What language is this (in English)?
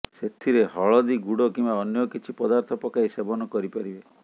Odia